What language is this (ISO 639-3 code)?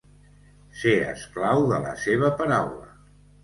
cat